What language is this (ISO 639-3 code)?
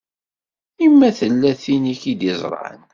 kab